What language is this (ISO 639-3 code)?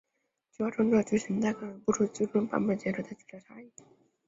zho